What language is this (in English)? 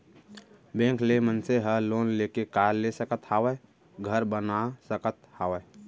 Chhattisgarhi